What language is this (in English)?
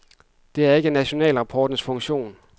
Danish